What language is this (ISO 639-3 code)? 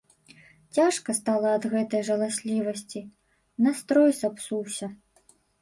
bel